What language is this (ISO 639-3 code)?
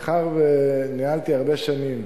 heb